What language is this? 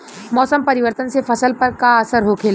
Bhojpuri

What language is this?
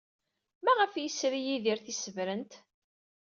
Kabyle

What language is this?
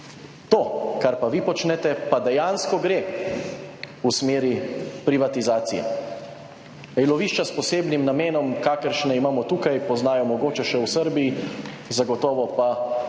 Slovenian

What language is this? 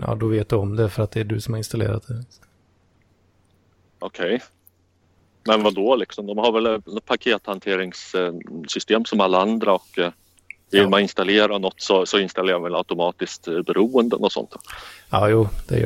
Swedish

